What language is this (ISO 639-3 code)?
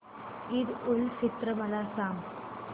mar